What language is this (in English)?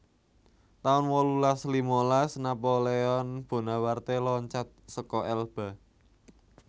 Javanese